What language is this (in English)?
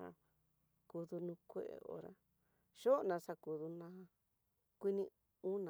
Tidaá Mixtec